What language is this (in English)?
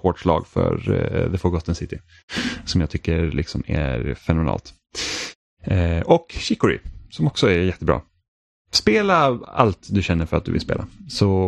Swedish